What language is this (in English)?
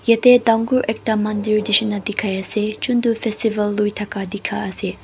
Naga Pidgin